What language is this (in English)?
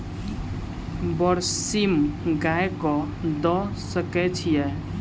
Maithili